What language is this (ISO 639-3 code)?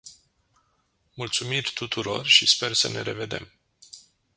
ron